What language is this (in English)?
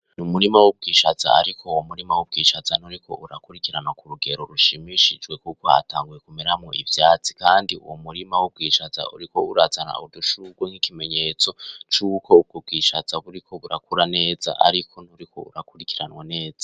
Rundi